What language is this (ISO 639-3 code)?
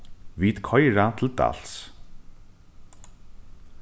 fao